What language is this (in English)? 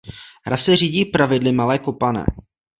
Czech